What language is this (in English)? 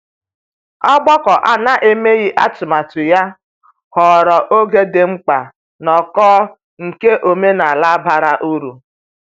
Igbo